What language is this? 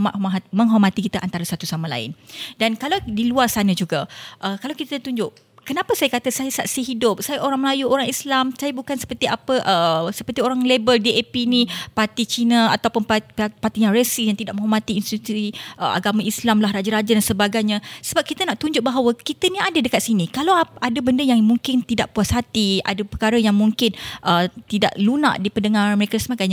Malay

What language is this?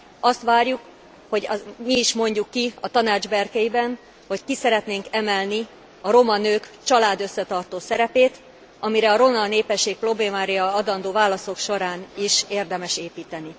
Hungarian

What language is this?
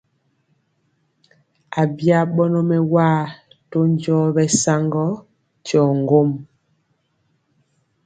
Mpiemo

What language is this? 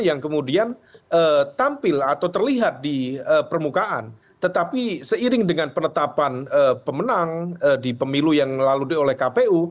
Indonesian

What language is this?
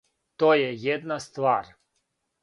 Serbian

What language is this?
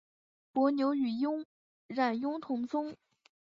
Chinese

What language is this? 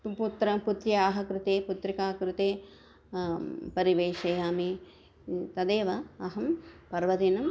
Sanskrit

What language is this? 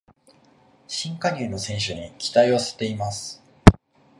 Japanese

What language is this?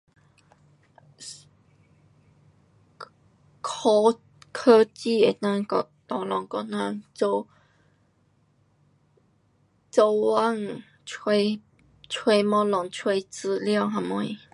Pu-Xian Chinese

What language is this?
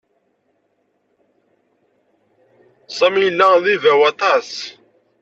Kabyle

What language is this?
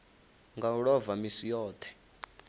Venda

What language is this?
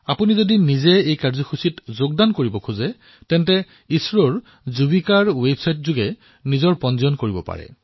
Assamese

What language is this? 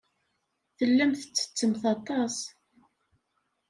Kabyle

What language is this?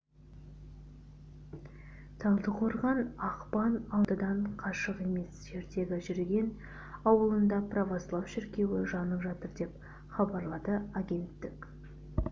Kazakh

